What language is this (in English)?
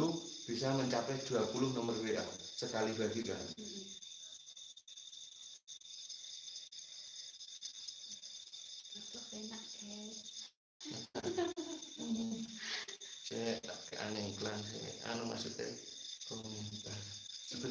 Indonesian